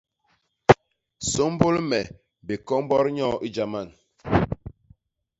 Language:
Basaa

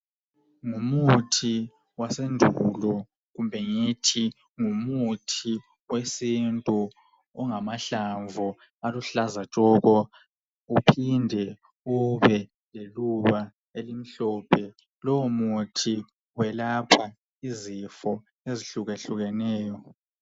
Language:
North Ndebele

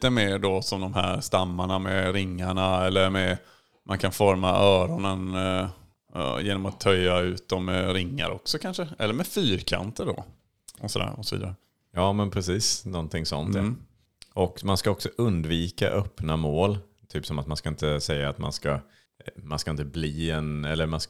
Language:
Swedish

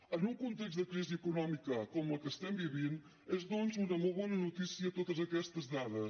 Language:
Catalan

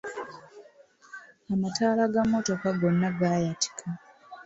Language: Ganda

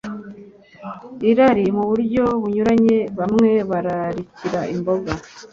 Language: Kinyarwanda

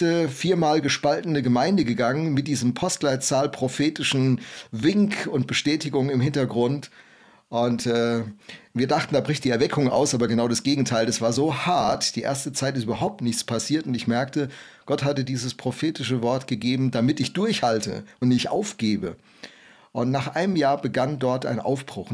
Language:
German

